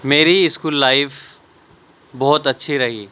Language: Urdu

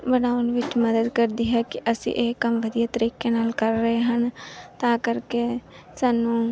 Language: Punjabi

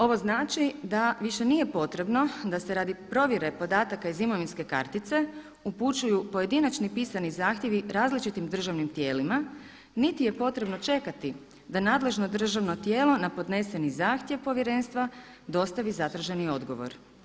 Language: Croatian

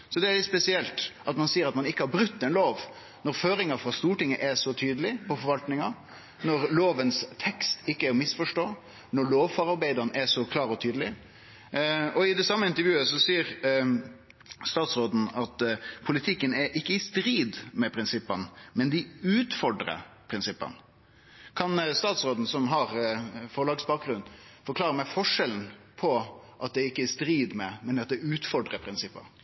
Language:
Norwegian Nynorsk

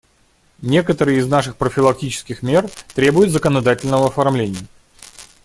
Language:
Russian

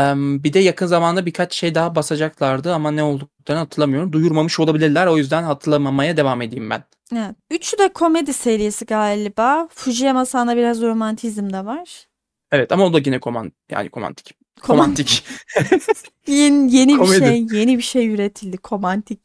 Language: Turkish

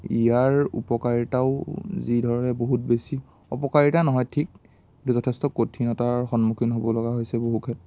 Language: Assamese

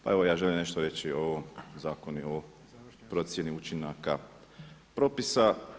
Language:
Croatian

